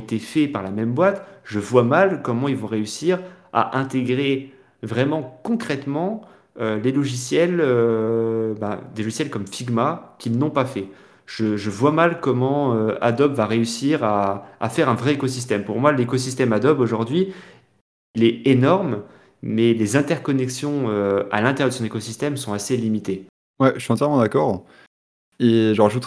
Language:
French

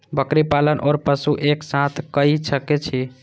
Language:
Maithili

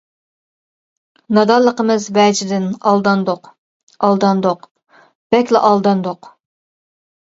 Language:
Uyghur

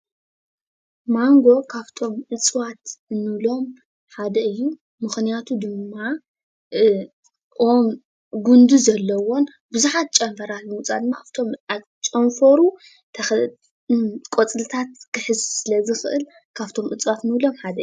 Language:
Tigrinya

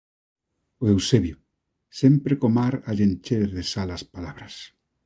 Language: Galician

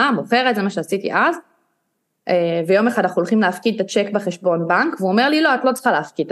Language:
Hebrew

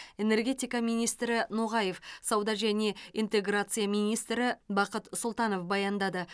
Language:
Kazakh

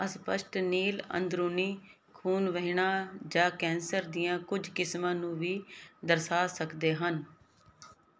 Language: Punjabi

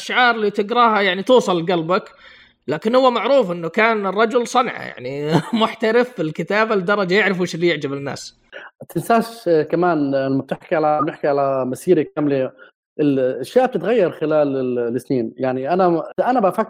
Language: Arabic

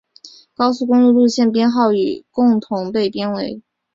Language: Chinese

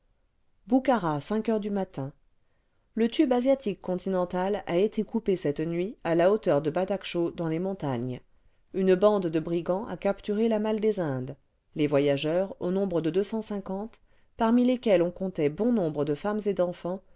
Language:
French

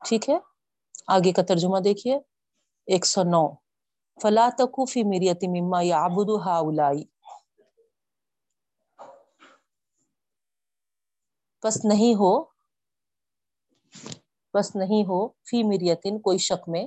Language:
Urdu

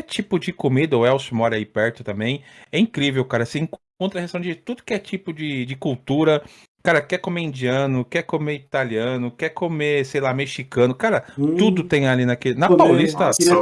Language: Portuguese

